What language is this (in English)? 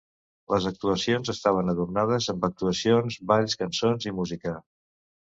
Catalan